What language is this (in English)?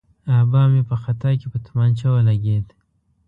Pashto